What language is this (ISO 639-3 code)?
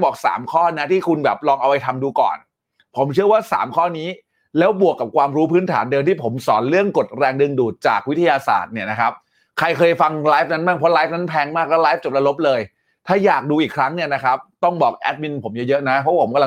tha